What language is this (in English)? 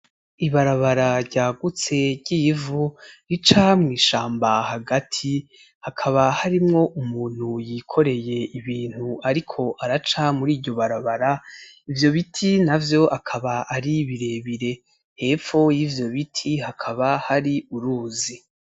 Rundi